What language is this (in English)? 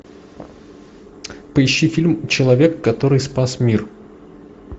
Russian